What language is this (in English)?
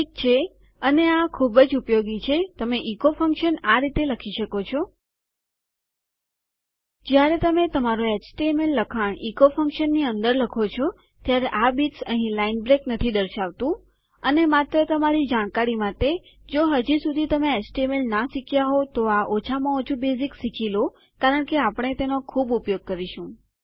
Gujarati